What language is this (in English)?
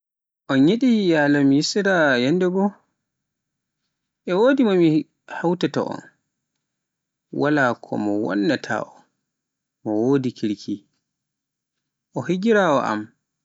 Pular